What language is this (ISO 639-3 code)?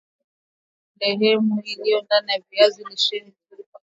swa